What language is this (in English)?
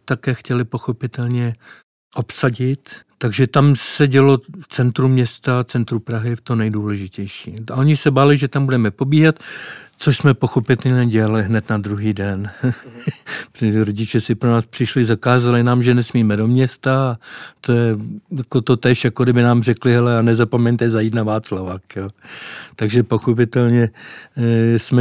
Czech